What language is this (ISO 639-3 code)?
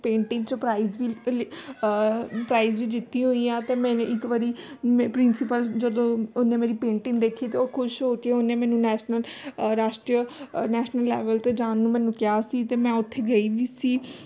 pan